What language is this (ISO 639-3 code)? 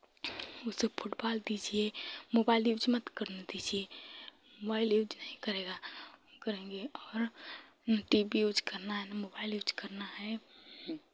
hin